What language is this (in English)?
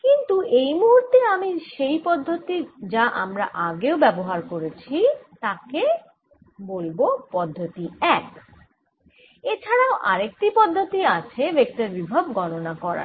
Bangla